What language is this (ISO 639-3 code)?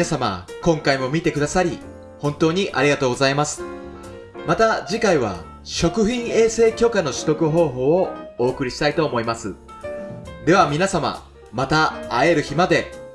jpn